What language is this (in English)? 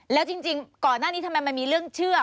Thai